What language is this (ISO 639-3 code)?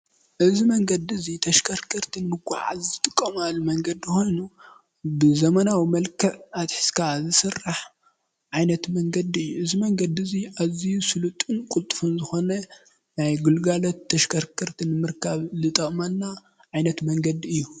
tir